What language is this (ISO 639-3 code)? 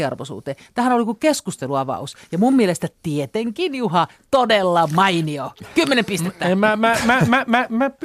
fin